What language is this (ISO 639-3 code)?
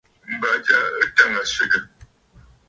bfd